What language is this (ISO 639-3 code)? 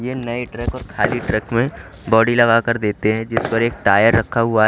hin